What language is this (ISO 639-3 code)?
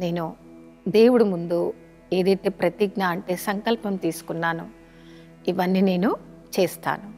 tel